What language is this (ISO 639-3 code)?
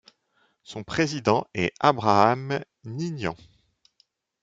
fra